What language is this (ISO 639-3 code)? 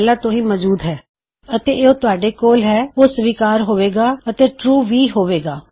pan